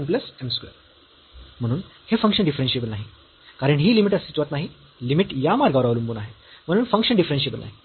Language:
Marathi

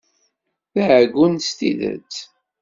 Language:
Kabyle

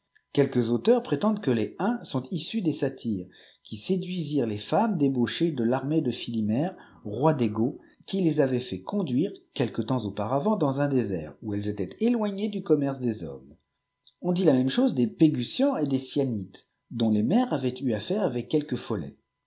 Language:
French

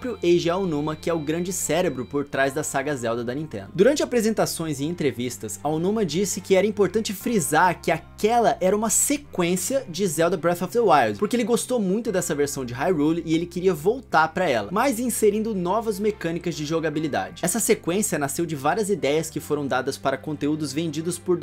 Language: Portuguese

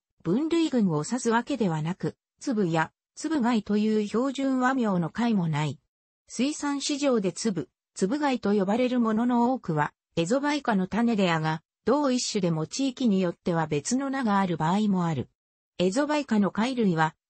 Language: Japanese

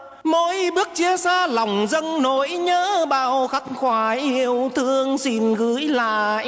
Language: Vietnamese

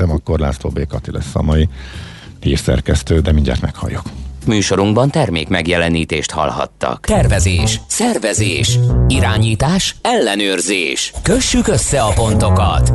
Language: Hungarian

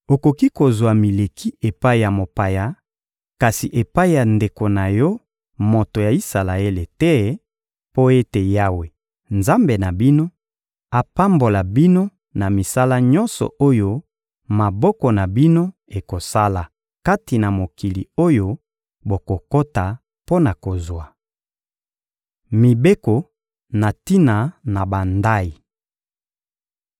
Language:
Lingala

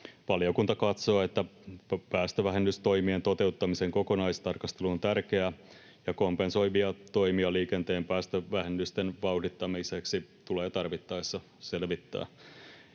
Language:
Finnish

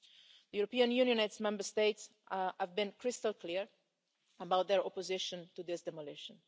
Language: English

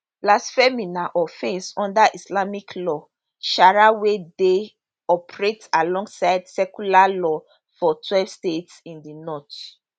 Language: Nigerian Pidgin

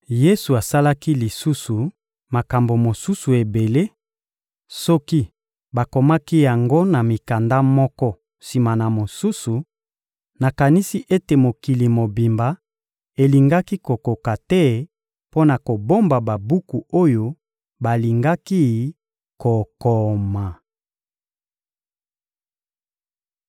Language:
Lingala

